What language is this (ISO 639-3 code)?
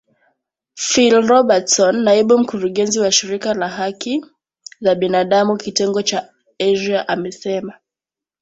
swa